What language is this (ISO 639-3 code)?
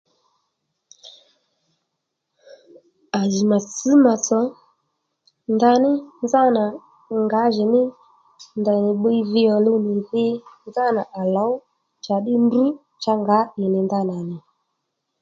led